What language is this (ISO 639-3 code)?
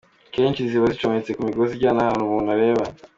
kin